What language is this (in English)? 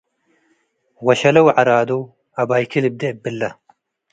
Tigre